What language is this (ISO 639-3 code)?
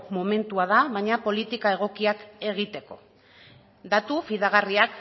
eus